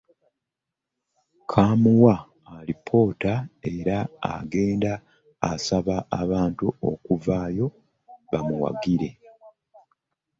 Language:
Ganda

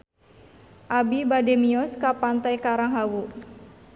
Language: Sundanese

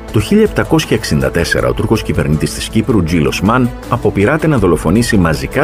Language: Greek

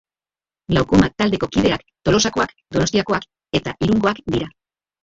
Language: Basque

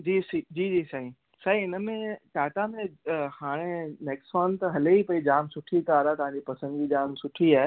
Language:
Sindhi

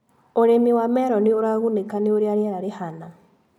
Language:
Kikuyu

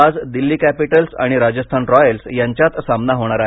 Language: Marathi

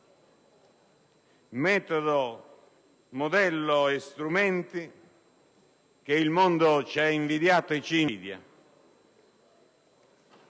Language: Italian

